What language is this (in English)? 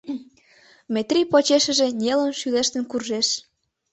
Mari